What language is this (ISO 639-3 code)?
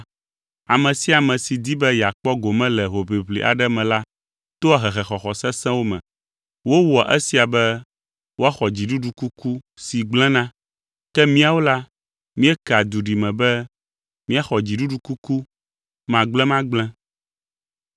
ewe